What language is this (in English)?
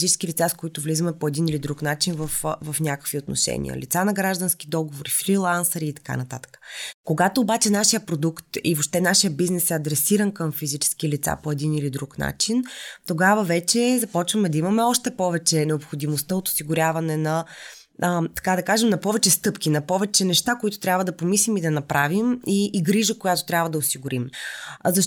Bulgarian